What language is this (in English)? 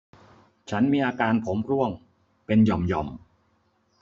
Thai